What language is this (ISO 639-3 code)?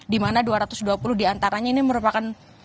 ind